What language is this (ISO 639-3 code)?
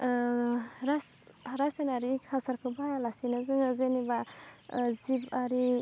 brx